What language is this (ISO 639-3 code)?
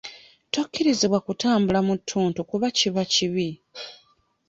lug